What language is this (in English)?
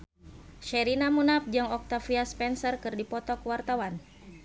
Sundanese